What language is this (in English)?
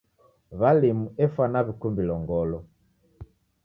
Taita